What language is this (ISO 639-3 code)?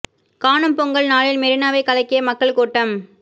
tam